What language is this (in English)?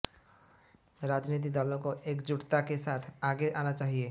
Hindi